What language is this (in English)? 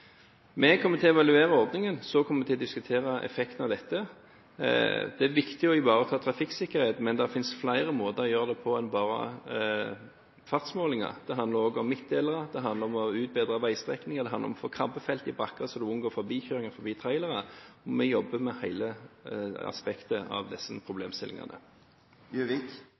Norwegian Bokmål